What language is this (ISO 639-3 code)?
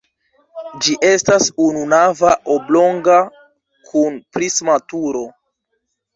epo